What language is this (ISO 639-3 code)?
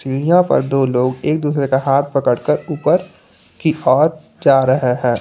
hin